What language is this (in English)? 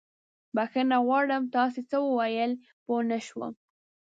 Pashto